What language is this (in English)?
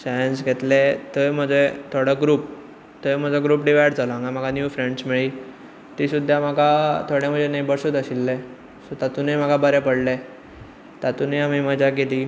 Konkani